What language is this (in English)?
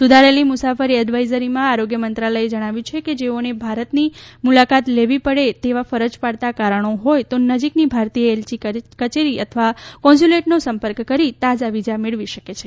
Gujarati